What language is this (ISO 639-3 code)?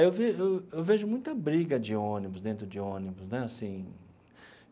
por